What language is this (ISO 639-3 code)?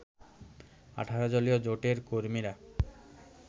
ben